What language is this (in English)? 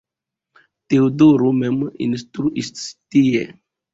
Esperanto